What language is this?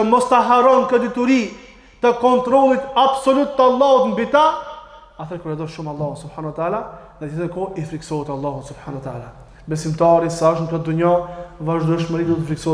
Arabic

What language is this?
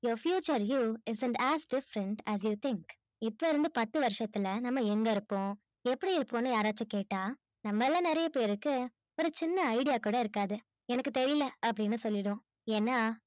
Tamil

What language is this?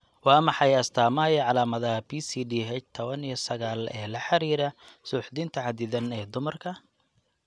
Somali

